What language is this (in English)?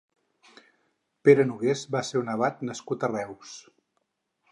Catalan